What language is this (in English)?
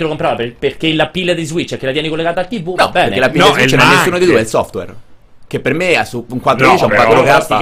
Italian